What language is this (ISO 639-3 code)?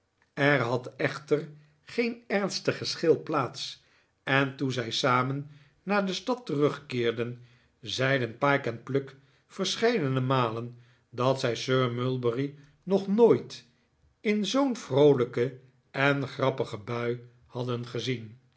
nld